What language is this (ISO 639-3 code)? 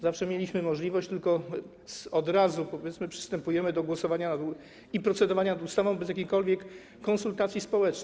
pol